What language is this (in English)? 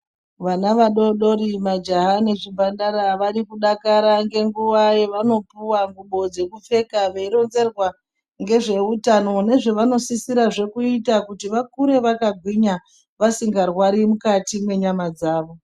Ndau